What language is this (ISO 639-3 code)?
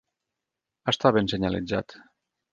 cat